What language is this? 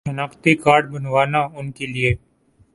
Urdu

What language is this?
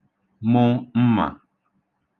Igbo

